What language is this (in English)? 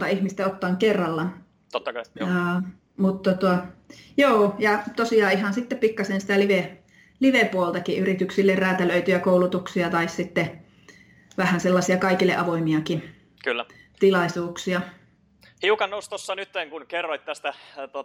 Finnish